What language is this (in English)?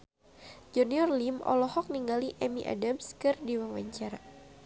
Sundanese